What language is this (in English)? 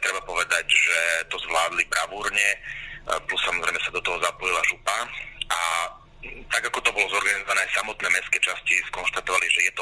Slovak